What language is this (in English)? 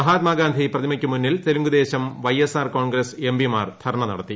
Malayalam